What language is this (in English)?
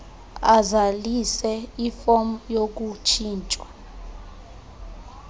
Xhosa